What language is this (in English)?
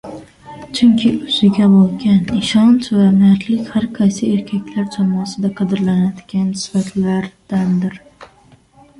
Uzbek